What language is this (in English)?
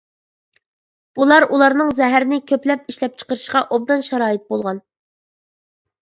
Uyghur